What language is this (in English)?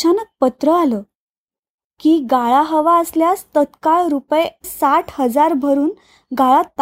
Marathi